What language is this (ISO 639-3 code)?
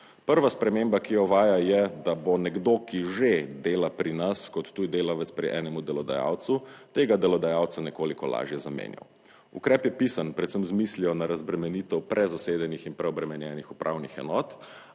slv